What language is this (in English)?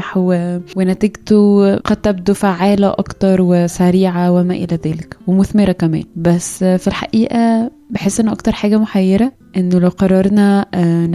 Arabic